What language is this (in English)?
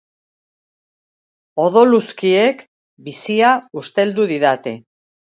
Basque